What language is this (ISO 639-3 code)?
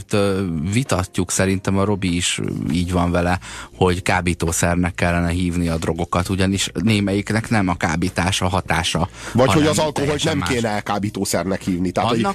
hun